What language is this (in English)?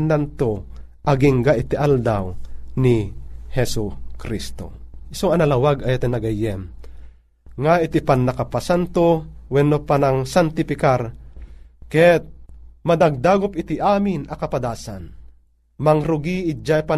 Filipino